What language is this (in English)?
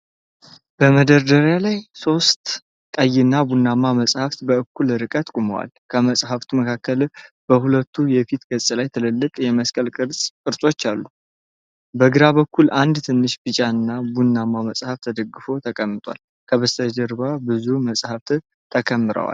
Amharic